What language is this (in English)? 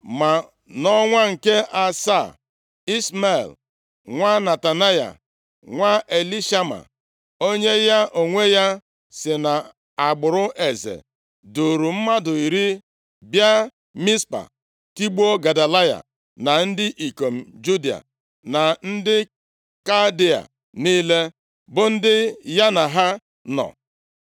Igbo